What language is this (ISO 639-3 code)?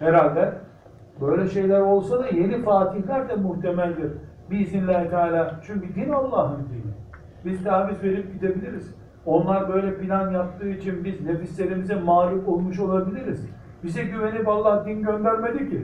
tur